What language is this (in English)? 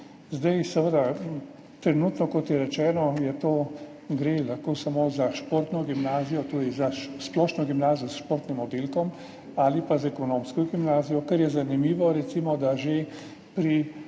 Slovenian